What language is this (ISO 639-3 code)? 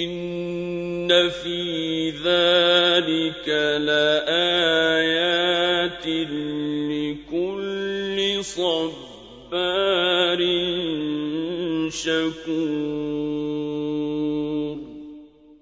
ara